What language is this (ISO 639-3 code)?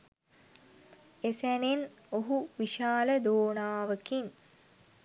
sin